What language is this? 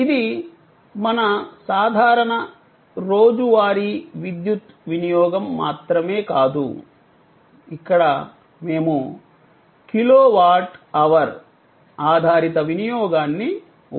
Telugu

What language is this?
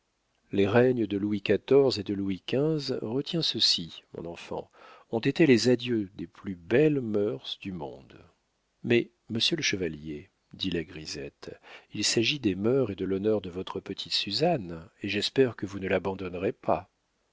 French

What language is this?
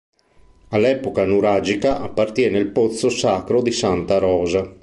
Italian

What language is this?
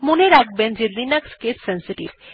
Bangla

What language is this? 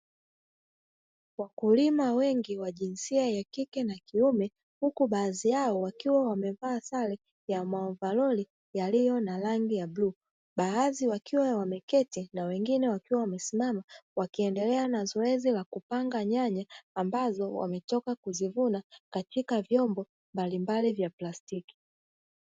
Swahili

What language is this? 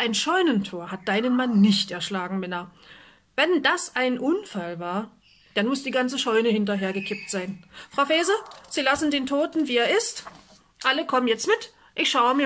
German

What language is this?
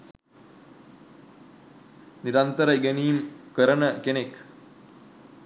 Sinhala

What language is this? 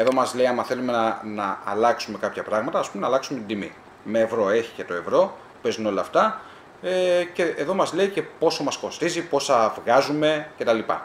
Greek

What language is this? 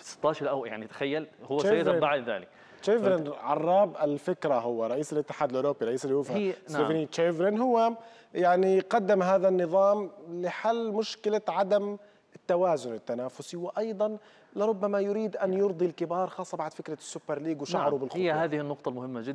Arabic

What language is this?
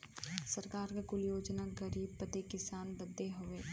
Bhojpuri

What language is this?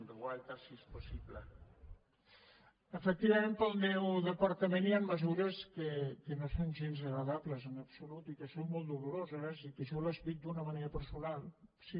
Catalan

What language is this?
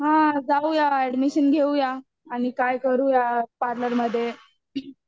Marathi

